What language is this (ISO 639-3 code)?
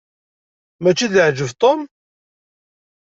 kab